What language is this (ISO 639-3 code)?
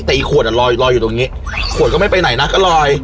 tha